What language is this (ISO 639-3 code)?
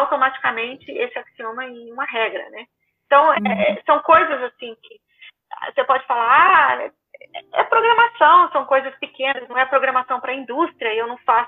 por